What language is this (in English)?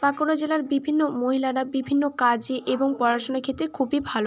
Bangla